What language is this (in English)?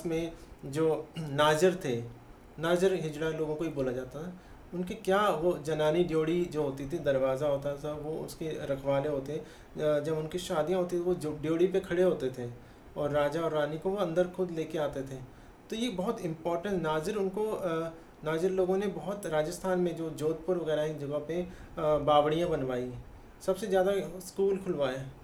Hindi